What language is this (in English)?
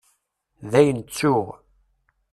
Kabyle